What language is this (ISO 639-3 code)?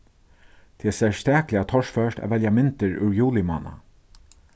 fao